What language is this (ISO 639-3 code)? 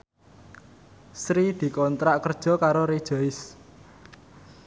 jav